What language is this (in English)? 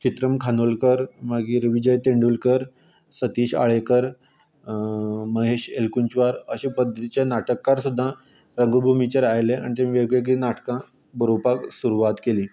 Konkani